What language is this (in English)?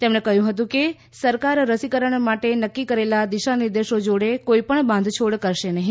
Gujarati